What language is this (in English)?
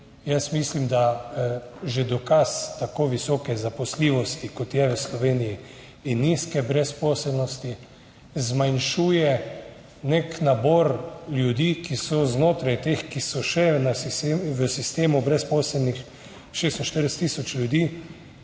Slovenian